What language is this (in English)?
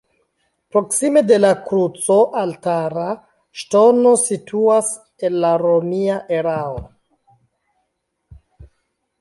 Esperanto